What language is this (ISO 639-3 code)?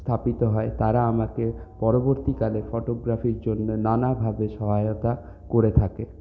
ben